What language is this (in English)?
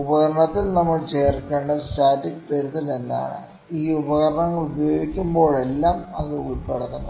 Malayalam